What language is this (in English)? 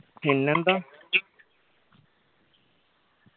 Malayalam